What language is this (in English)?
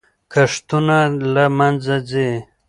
Pashto